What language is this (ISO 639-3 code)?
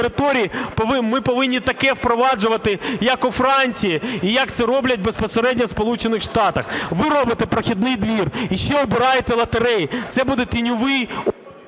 ukr